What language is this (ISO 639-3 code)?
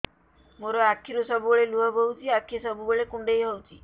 ori